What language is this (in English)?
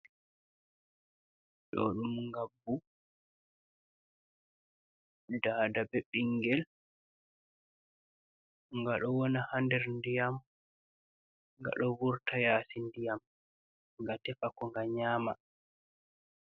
Fula